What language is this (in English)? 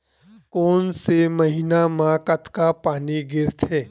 Chhattisgarhi